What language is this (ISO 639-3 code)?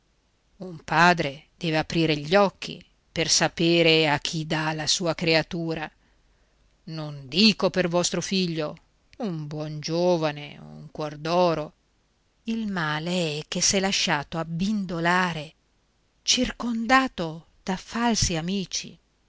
ita